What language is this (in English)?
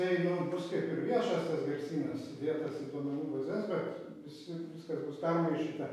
Lithuanian